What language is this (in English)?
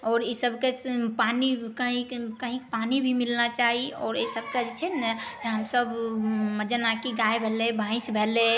Maithili